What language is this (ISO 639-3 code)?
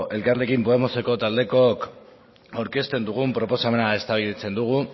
eus